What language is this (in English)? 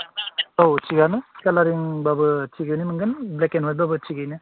Bodo